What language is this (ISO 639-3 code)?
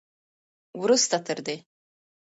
pus